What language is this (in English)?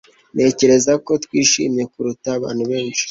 Kinyarwanda